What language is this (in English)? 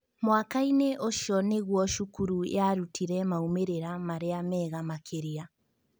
Kikuyu